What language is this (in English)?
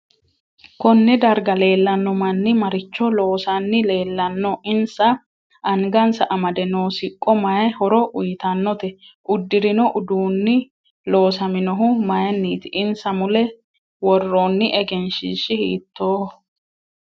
Sidamo